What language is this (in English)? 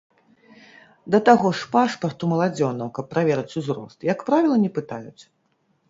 Belarusian